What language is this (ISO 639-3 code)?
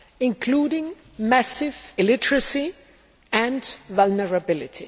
eng